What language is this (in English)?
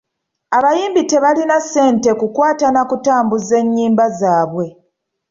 Ganda